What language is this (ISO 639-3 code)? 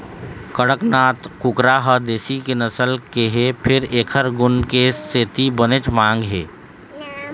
hne